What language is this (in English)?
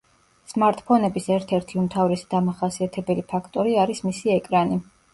Georgian